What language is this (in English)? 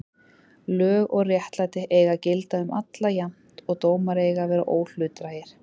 Icelandic